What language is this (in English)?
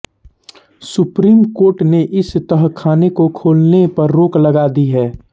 Hindi